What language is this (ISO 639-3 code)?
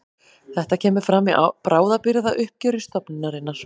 isl